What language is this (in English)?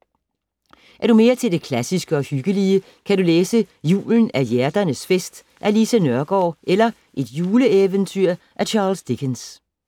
Danish